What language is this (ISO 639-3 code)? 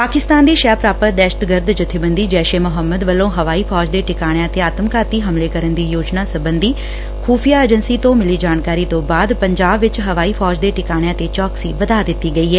pan